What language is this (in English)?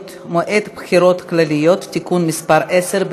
Hebrew